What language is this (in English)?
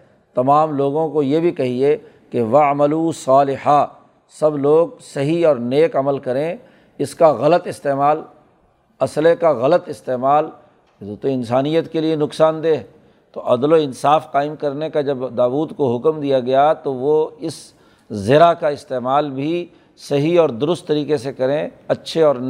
Urdu